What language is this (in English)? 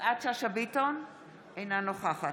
Hebrew